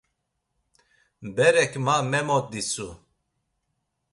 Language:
Laz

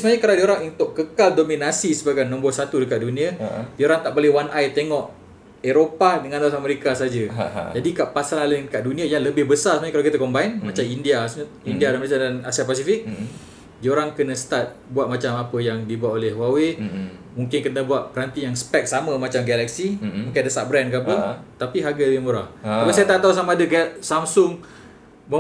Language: Malay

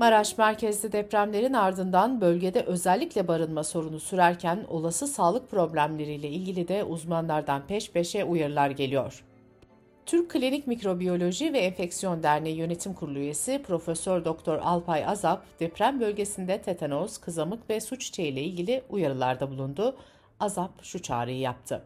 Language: Turkish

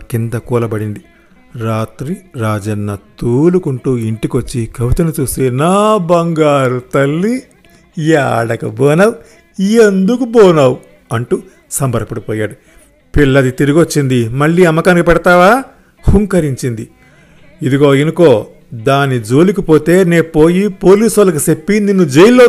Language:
Telugu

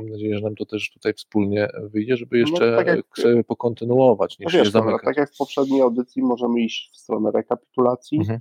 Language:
Polish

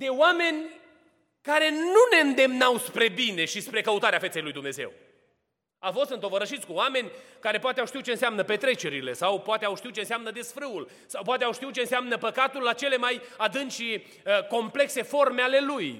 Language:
Romanian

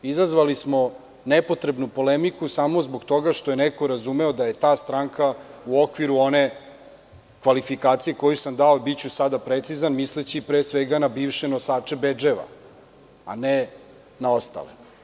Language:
Serbian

